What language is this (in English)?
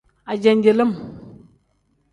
Tem